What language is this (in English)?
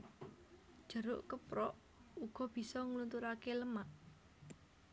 Javanese